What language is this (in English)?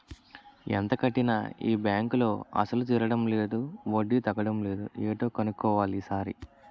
Telugu